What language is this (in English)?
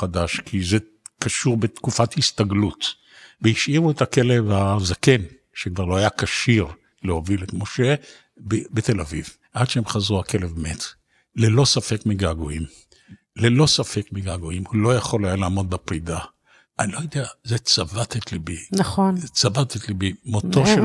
Hebrew